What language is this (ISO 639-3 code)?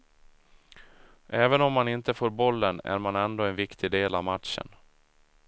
swe